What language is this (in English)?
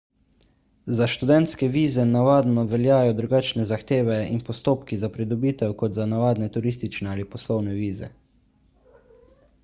Slovenian